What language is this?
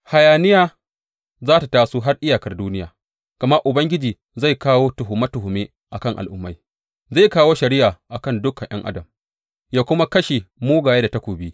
Hausa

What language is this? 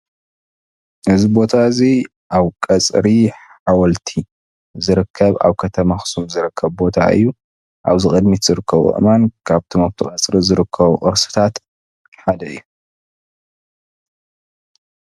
Tigrinya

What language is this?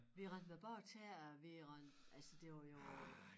Danish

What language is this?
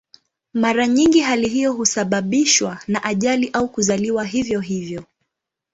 Swahili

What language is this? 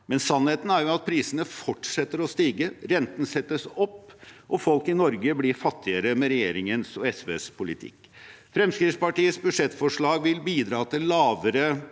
Norwegian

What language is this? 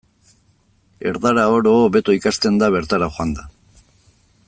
Basque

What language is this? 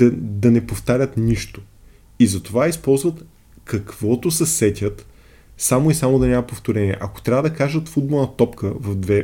Bulgarian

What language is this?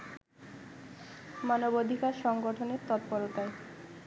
Bangla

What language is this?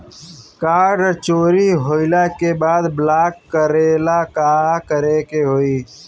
Bhojpuri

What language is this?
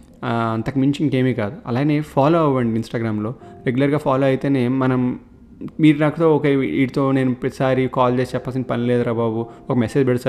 Telugu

